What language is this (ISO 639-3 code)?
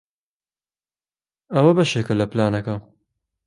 ckb